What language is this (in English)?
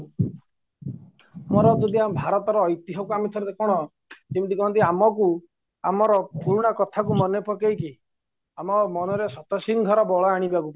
Odia